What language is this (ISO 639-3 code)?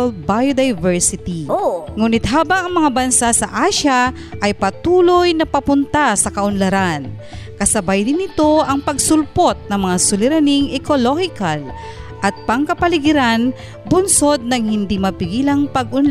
fil